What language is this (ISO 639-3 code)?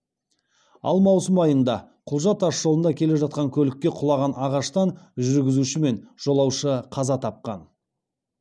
kaz